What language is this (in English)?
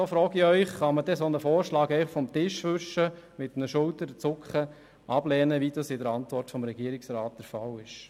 Swiss German